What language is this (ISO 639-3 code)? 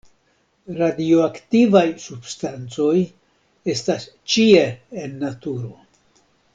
epo